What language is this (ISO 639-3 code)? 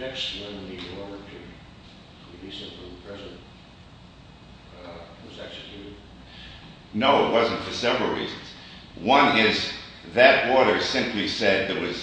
eng